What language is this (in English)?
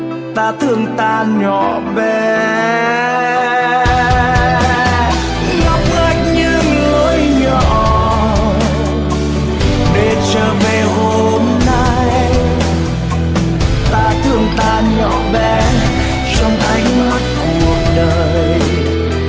Vietnamese